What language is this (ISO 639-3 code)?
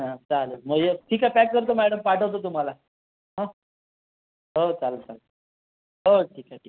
mar